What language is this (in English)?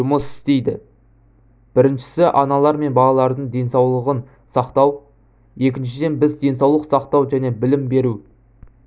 Kazakh